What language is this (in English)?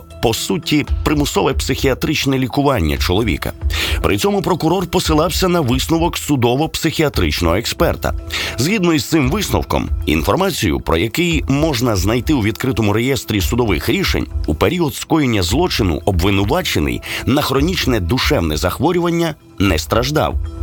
Ukrainian